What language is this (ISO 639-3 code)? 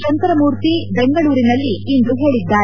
kan